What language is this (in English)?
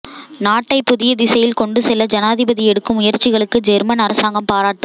Tamil